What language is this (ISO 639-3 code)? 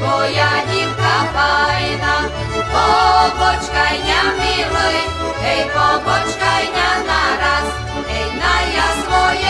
slk